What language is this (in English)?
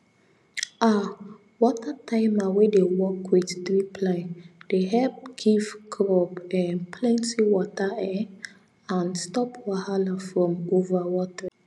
Nigerian Pidgin